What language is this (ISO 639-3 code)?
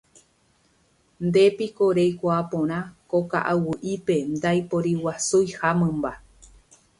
grn